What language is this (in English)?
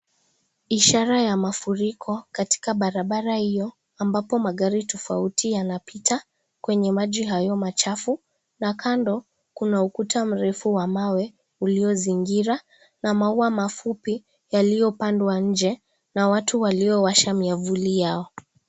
Swahili